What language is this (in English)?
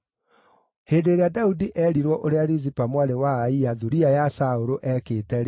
Kikuyu